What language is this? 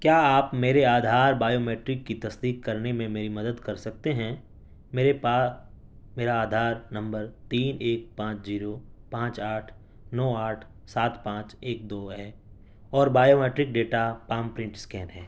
Urdu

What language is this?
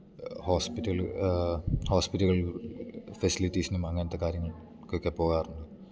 Malayalam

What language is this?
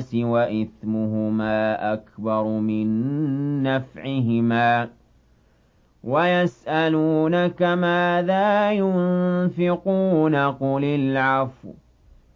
Arabic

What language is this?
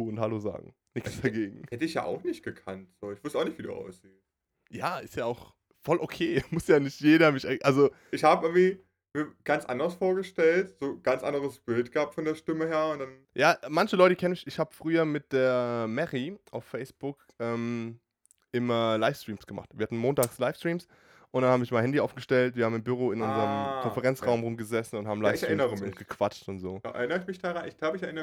German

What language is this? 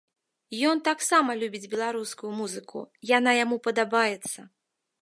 Belarusian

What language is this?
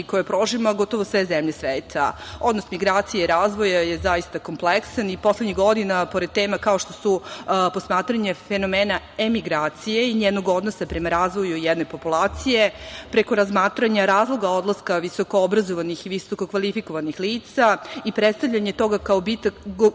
Serbian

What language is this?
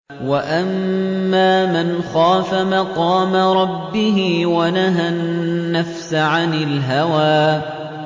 Arabic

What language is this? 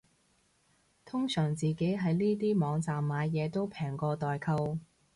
Cantonese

